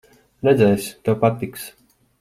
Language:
Latvian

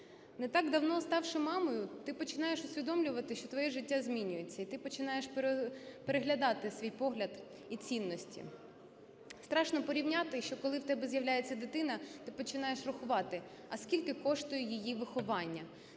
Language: Ukrainian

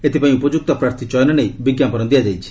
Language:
Odia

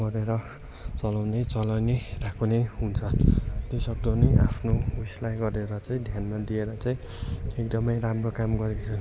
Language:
Nepali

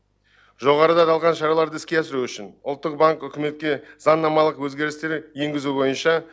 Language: Kazakh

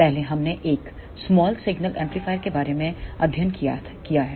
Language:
Hindi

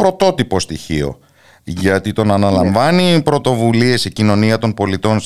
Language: Greek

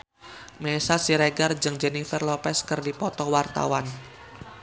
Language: Sundanese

